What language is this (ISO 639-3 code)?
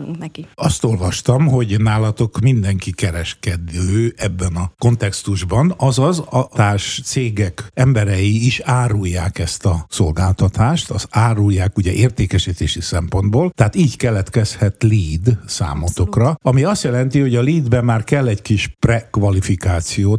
hun